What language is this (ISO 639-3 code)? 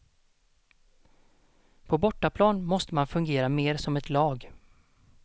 swe